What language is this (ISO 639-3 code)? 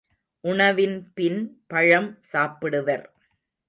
tam